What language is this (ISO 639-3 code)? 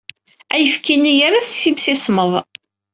kab